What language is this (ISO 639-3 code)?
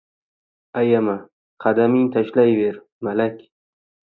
uzb